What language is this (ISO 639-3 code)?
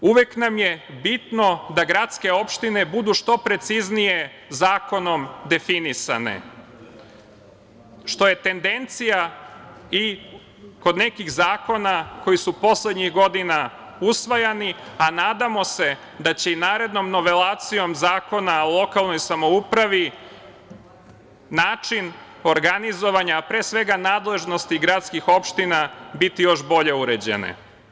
srp